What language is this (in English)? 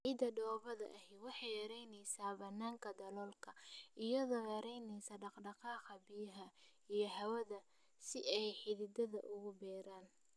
Somali